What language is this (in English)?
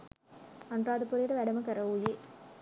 Sinhala